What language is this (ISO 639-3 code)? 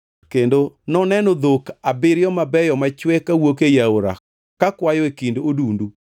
luo